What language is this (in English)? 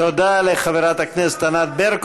Hebrew